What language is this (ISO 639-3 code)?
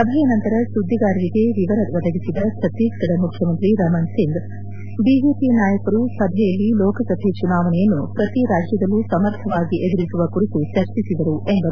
kan